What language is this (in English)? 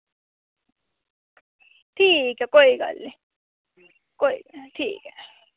Dogri